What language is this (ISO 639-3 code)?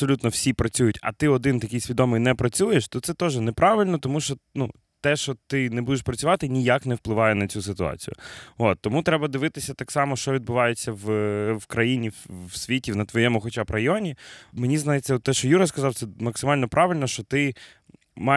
ukr